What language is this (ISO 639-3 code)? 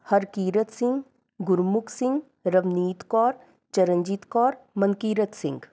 pan